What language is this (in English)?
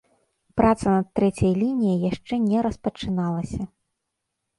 Belarusian